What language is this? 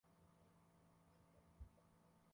Swahili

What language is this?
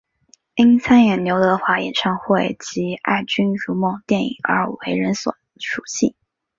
Chinese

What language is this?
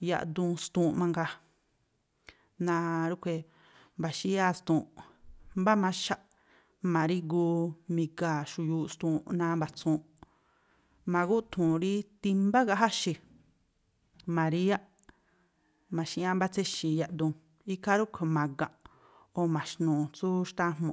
Tlacoapa Me'phaa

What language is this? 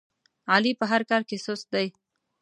Pashto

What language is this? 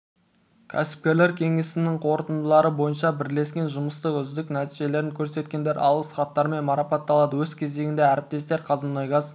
Kazakh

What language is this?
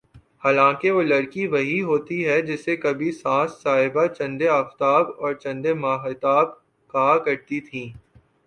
Urdu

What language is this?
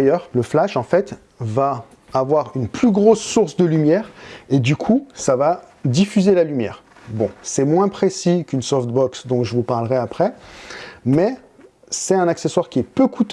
French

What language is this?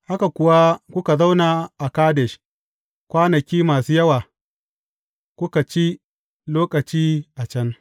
Hausa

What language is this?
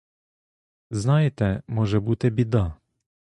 Ukrainian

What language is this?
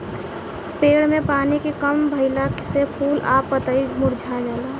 Bhojpuri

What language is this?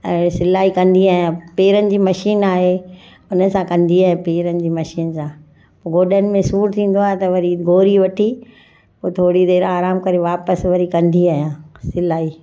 Sindhi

